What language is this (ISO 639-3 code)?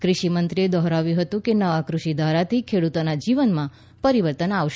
guj